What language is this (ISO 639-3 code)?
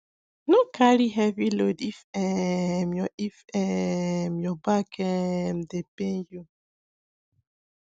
pcm